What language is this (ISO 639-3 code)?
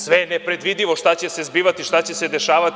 srp